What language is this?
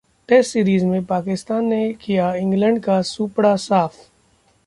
Hindi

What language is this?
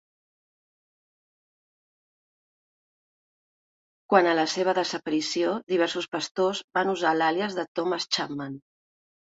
Catalan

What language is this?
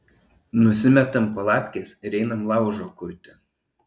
Lithuanian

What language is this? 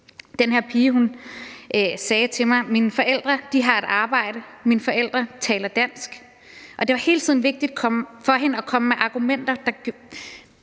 Danish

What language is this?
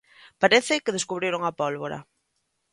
Galician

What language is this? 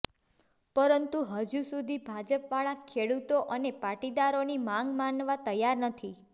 Gujarati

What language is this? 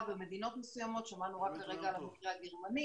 Hebrew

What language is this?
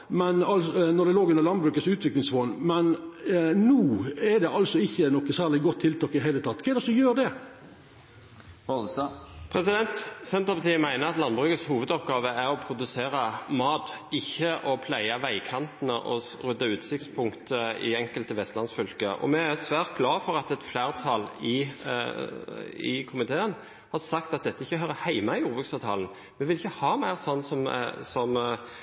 Norwegian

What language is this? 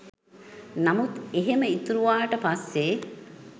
Sinhala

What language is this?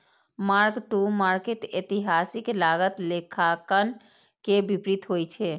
Maithili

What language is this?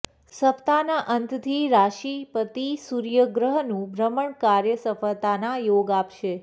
Gujarati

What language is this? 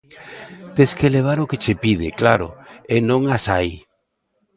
Galician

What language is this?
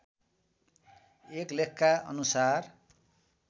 Nepali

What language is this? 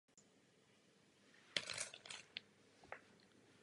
Czech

